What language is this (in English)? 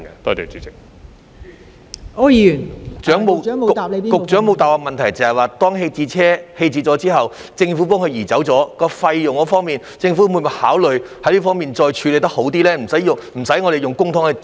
Cantonese